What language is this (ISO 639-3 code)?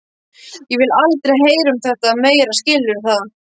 isl